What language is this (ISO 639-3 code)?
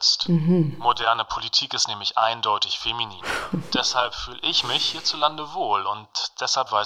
deu